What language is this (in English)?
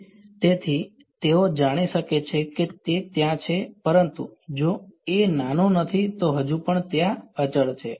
Gujarati